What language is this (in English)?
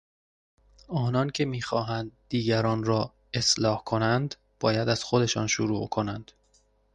Persian